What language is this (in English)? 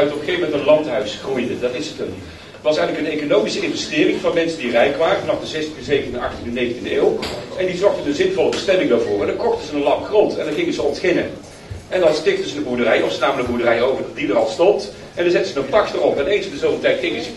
Dutch